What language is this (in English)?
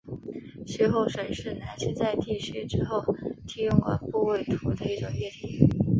Chinese